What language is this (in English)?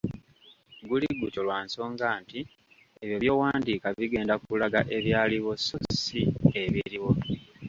Ganda